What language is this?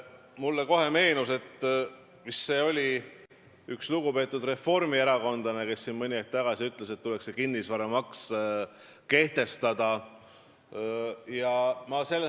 Estonian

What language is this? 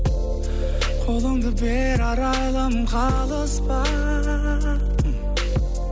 Kazakh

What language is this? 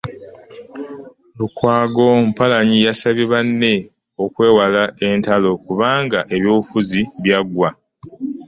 Ganda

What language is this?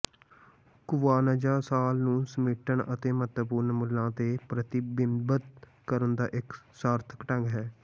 Punjabi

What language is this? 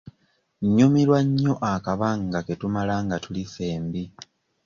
Ganda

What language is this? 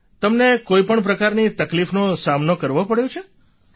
Gujarati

